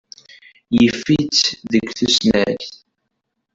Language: Kabyle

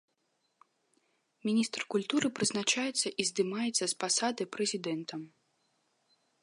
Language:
Belarusian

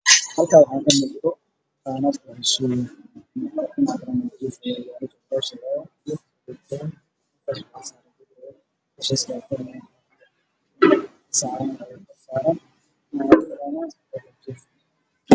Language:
Somali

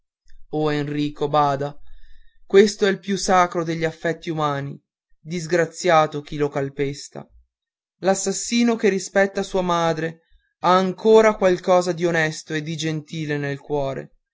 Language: Italian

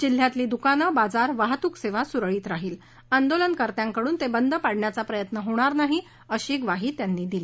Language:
Marathi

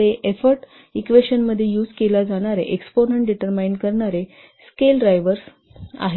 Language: Marathi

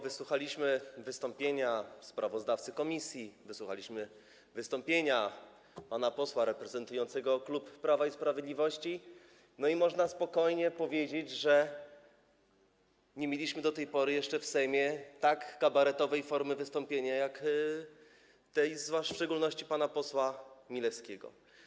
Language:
Polish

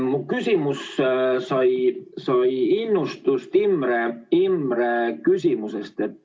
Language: Estonian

